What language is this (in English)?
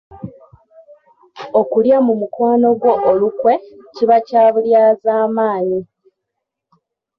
Ganda